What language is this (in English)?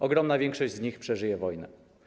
Polish